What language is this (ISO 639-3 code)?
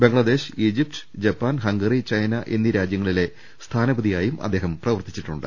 mal